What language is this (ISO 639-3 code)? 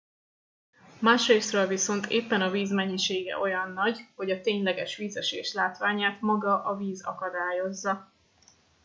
hun